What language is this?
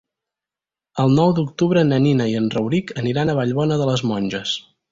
Catalan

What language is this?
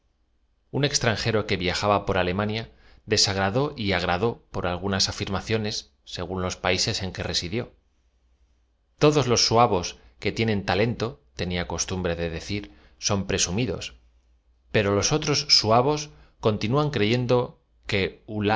Spanish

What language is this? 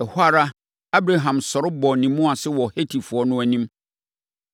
Akan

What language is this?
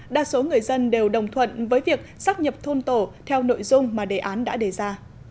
Vietnamese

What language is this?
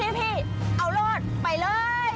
Thai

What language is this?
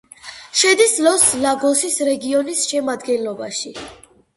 Georgian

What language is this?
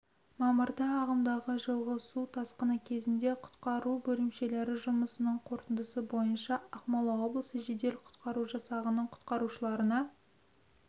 Kazakh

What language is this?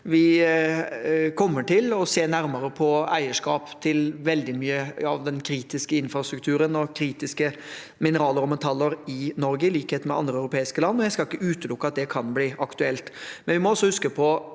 Norwegian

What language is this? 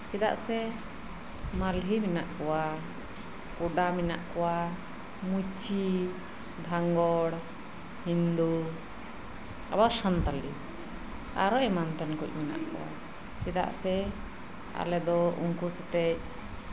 Santali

